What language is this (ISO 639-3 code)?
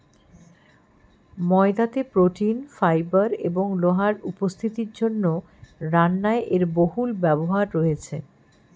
ben